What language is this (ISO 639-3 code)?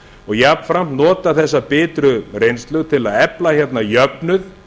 isl